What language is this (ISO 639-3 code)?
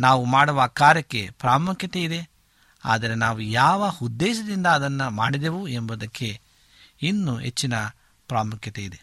kan